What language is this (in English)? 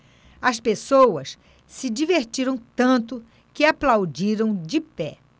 Portuguese